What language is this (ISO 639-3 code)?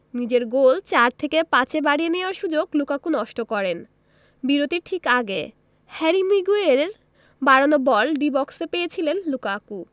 ben